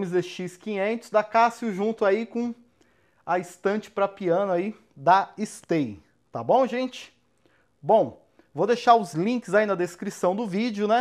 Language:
Portuguese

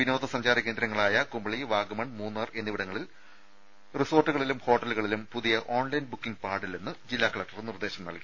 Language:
Malayalam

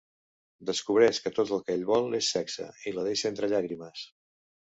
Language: Catalan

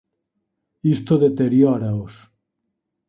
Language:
Galician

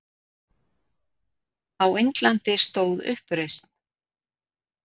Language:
Icelandic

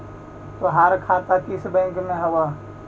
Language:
Magahi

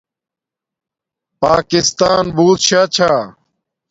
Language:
Domaaki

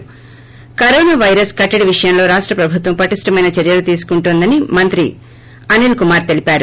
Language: Telugu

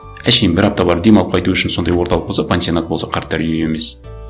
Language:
Kazakh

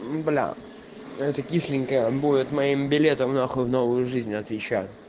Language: Russian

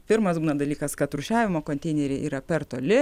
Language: Lithuanian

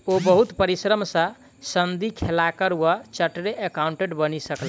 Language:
Maithili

